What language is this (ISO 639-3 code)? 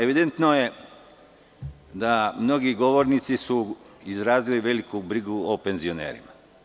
srp